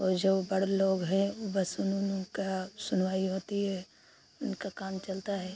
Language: Hindi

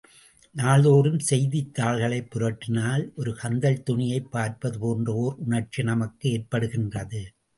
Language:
Tamil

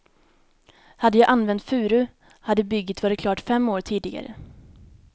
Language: Swedish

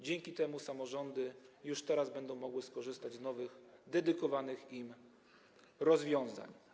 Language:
Polish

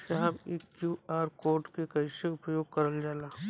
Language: Bhojpuri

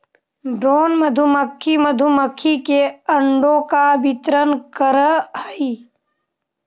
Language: Magahi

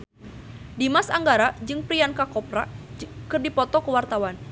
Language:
Sundanese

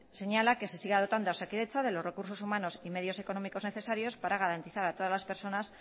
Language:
Spanish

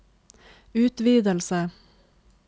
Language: Norwegian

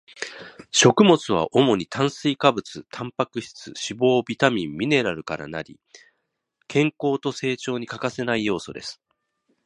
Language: Japanese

